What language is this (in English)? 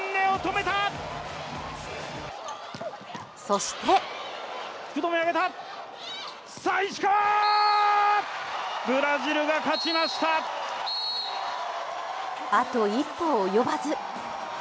Japanese